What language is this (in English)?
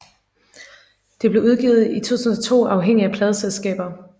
Danish